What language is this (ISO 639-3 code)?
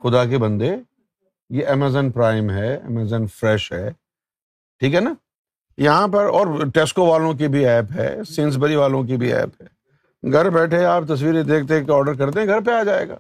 urd